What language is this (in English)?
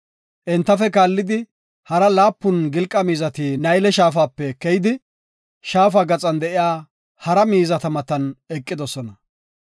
Gofa